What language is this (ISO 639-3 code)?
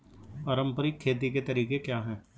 hin